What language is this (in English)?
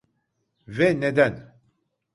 Turkish